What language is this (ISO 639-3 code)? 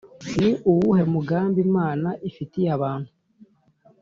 kin